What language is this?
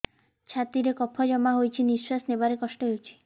Odia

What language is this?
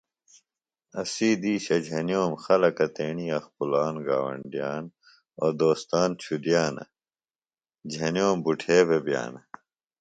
Phalura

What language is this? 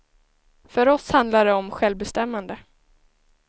Swedish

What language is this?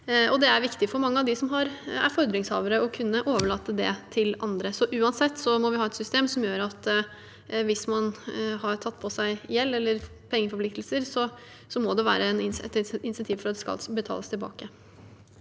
Norwegian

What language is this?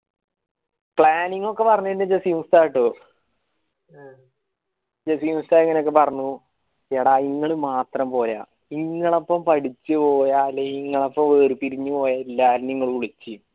Malayalam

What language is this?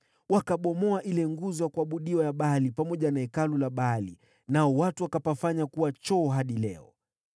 Swahili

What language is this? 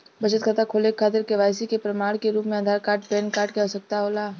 Bhojpuri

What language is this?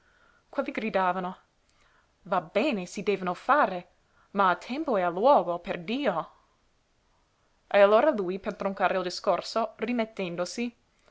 Italian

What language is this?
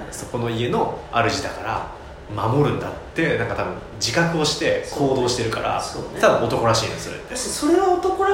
Japanese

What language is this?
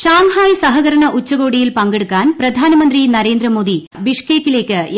Malayalam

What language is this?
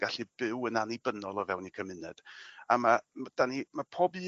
Welsh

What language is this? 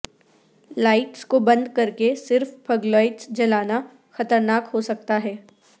Urdu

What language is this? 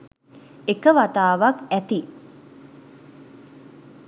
Sinhala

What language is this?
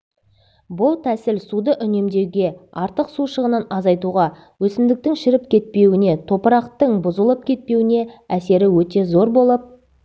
Kazakh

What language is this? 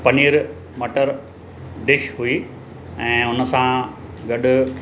Sindhi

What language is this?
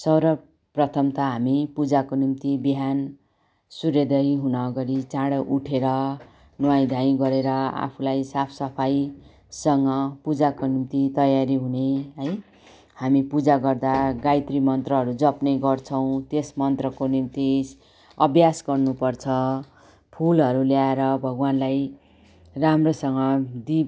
Nepali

